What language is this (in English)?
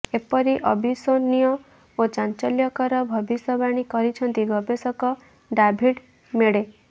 Odia